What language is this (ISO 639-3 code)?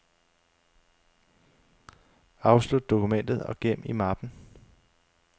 dan